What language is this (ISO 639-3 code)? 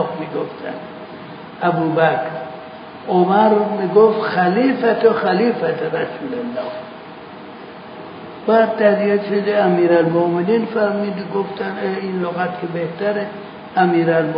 fas